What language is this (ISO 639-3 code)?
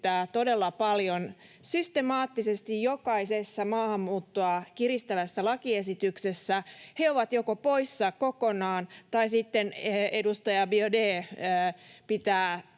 fin